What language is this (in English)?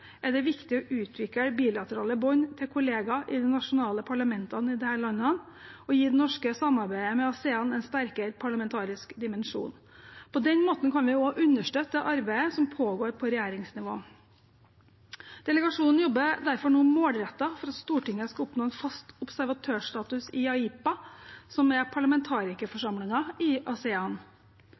Norwegian Bokmål